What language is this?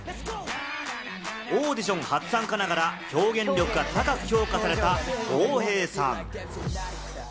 Japanese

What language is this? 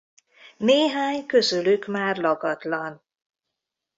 Hungarian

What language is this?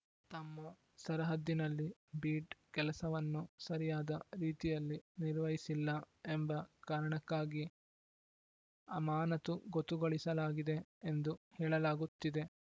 Kannada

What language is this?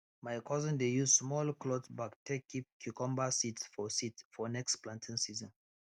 Nigerian Pidgin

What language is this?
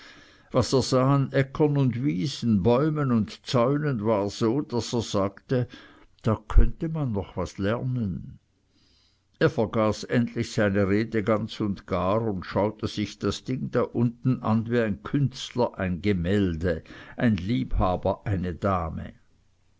German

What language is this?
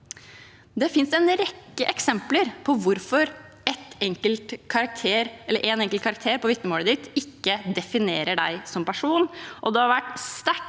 Norwegian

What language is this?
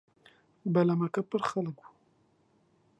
Central Kurdish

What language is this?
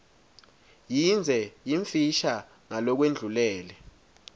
Swati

